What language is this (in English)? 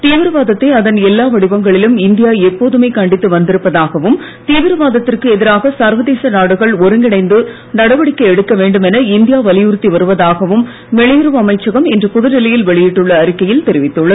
Tamil